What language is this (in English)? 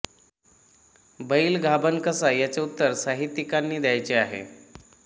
Marathi